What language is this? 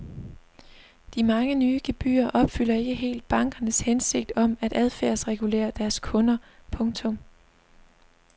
Danish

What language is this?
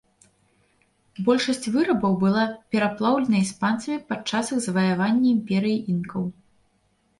Belarusian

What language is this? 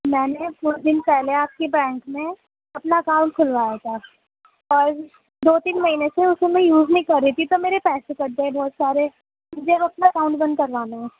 Urdu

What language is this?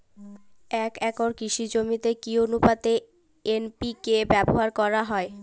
Bangla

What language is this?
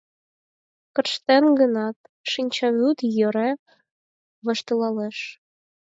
Mari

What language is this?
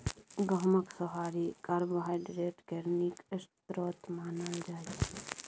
Maithili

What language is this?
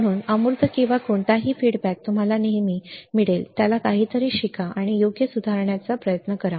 Marathi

